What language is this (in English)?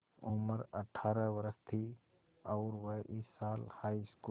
Hindi